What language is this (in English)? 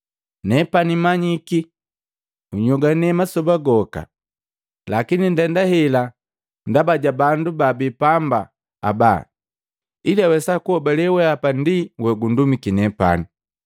Matengo